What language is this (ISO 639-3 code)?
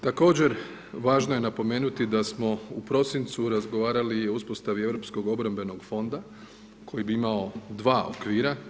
hrv